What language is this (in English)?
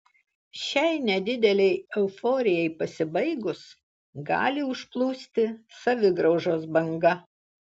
Lithuanian